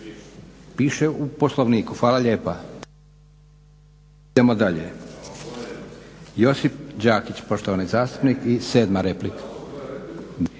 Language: Croatian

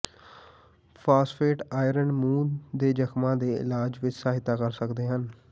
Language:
Punjabi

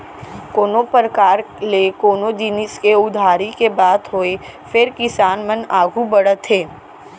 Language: Chhattisgarhi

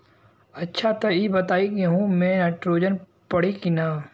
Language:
Bhojpuri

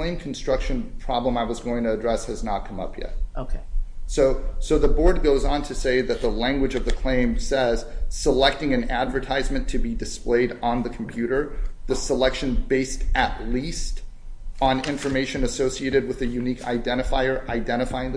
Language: English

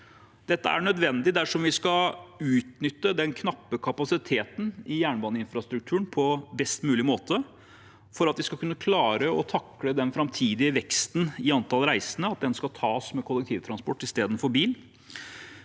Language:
Norwegian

